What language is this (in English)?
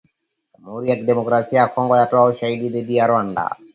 Swahili